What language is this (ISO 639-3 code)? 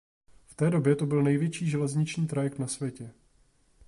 ces